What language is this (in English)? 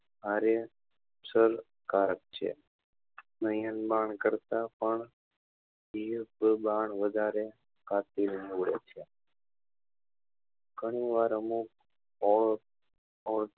Gujarati